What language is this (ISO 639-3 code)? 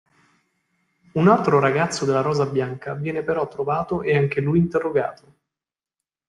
ita